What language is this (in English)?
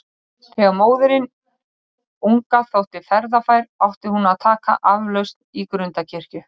Icelandic